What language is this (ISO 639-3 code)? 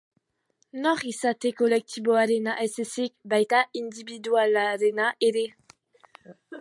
eus